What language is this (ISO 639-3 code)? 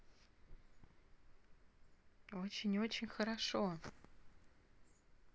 rus